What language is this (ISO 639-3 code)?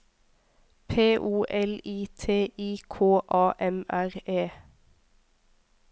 nor